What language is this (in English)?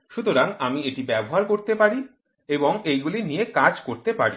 Bangla